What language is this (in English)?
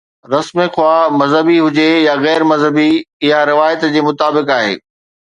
Sindhi